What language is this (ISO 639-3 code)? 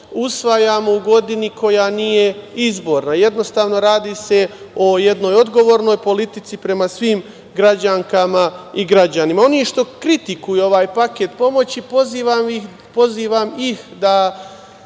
srp